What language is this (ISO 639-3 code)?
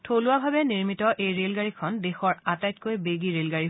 asm